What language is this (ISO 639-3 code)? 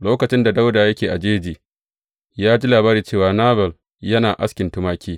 hau